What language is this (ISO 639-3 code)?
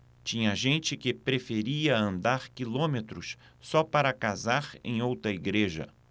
por